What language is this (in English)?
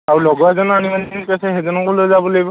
Assamese